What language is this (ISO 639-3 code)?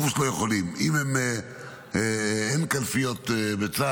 heb